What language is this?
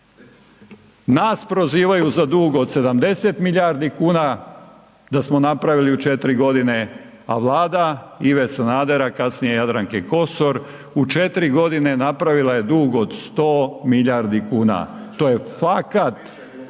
Croatian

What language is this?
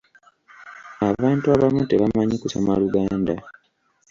Ganda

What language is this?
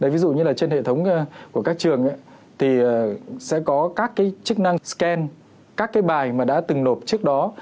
Vietnamese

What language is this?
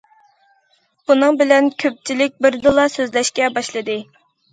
Uyghur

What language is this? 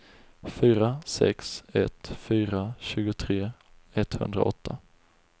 Swedish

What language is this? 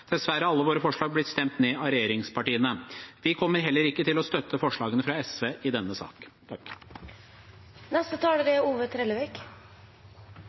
Norwegian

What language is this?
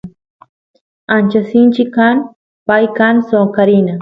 Santiago del Estero Quichua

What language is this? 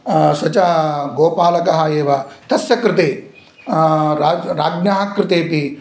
Sanskrit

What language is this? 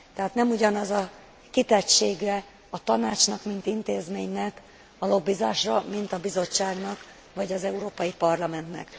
Hungarian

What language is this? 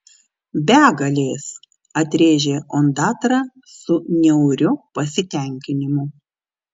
Lithuanian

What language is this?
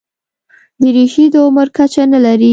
Pashto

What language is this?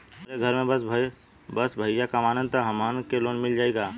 Bhojpuri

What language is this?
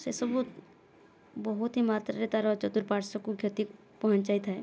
Odia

